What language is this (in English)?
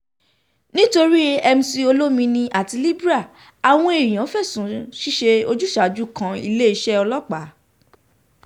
Yoruba